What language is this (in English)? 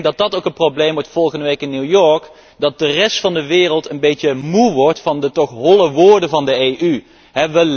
Dutch